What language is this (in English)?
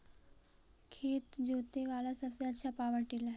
Magahi